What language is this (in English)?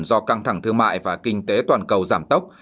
Vietnamese